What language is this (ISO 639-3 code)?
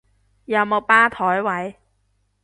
yue